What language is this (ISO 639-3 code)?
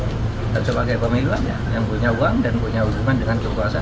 ind